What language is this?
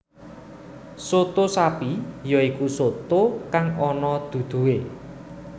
Javanese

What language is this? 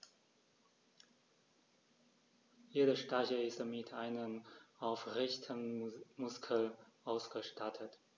German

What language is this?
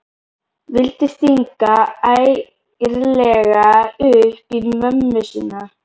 Icelandic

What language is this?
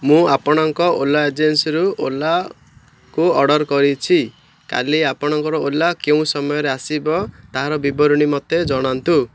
Odia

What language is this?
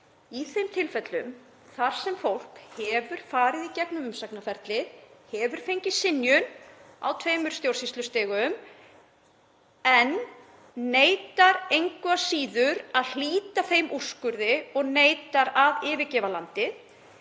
Icelandic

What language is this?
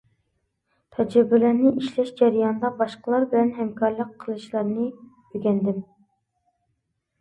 Uyghur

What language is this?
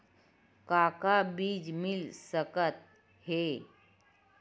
Chhattisgarhi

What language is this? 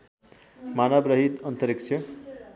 Nepali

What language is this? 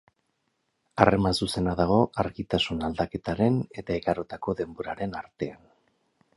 Basque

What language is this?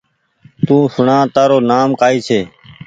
Goaria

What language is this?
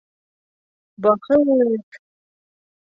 Bashkir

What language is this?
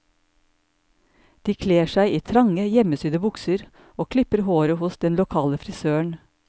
Norwegian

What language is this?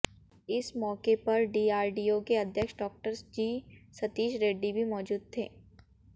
Hindi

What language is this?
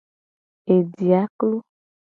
Gen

